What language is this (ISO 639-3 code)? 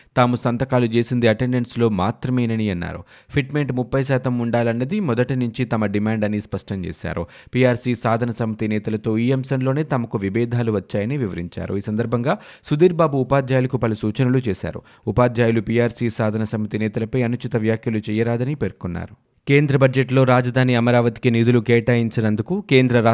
tel